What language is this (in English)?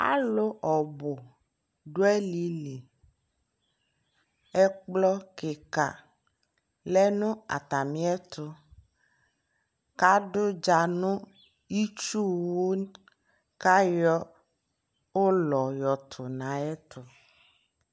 Ikposo